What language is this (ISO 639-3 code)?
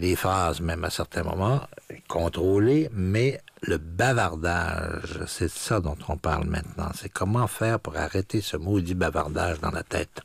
fra